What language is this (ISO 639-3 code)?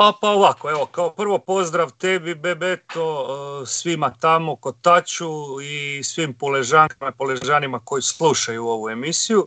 hrv